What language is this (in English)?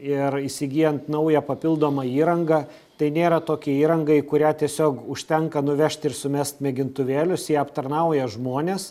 Lithuanian